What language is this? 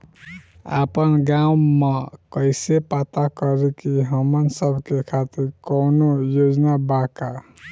Bhojpuri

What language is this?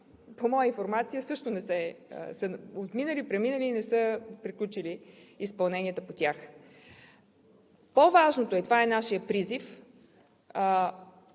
Bulgarian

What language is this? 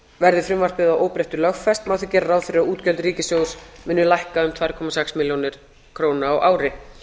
Icelandic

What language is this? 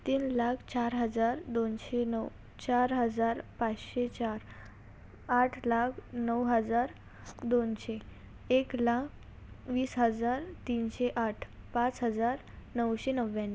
Marathi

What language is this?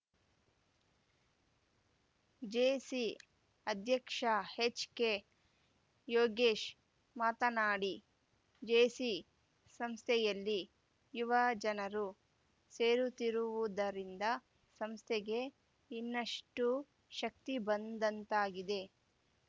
Kannada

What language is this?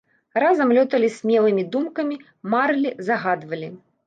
Belarusian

